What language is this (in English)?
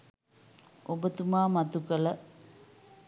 Sinhala